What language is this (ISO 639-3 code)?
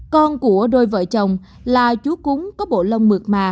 vie